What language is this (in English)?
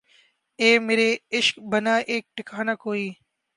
Urdu